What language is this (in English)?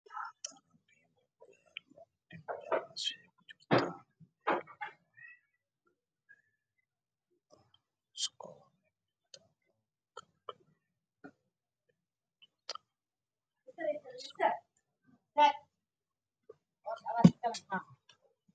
Somali